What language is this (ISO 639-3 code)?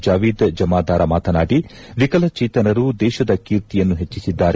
kan